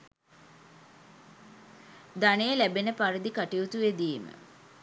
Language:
Sinhala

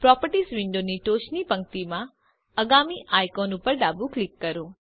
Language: Gujarati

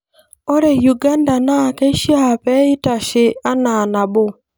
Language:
Masai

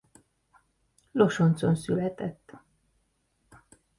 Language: Hungarian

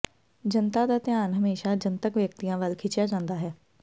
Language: Punjabi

